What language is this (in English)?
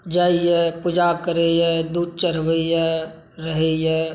Maithili